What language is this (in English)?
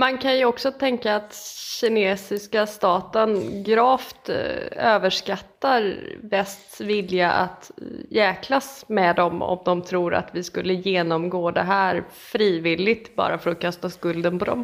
Swedish